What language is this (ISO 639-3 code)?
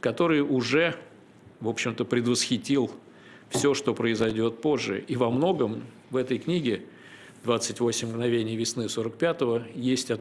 rus